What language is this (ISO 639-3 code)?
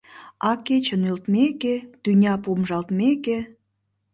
chm